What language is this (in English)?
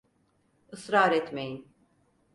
Turkish